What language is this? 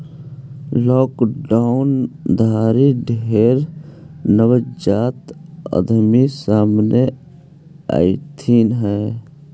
Magahi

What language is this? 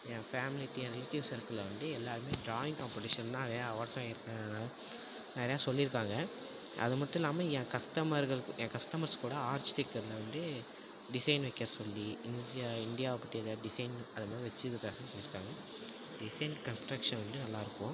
Tamil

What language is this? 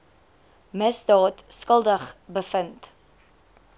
Afrikaans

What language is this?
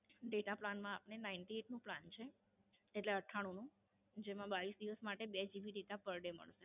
Gujarati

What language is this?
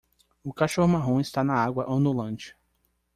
Portuguese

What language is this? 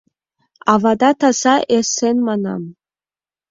Mari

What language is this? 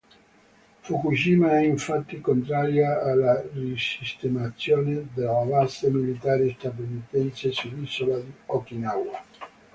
Italian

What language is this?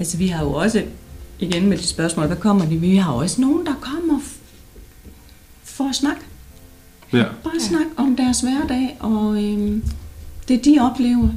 Danish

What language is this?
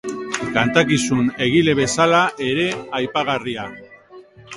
Basque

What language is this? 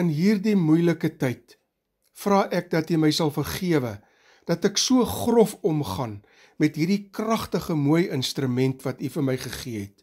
Dutch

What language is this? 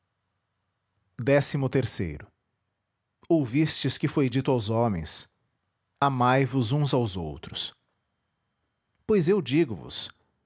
Portuguese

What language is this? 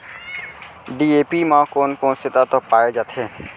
Chhattisgarhi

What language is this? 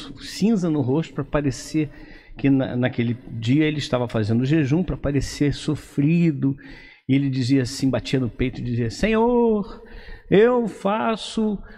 Portuguese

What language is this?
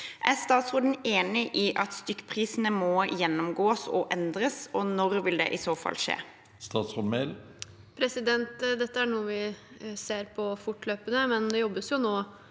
Norwegian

